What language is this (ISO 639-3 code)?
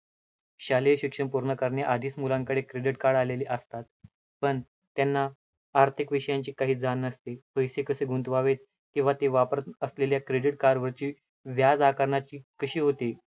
mar